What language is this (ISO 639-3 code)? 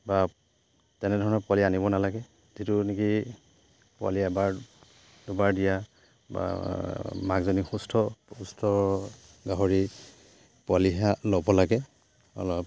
asm